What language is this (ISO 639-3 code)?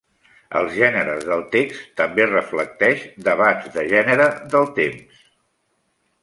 cat